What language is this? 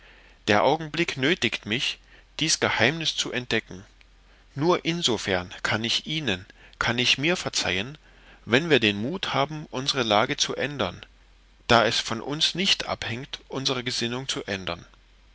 German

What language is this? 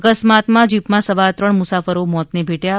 Gujarati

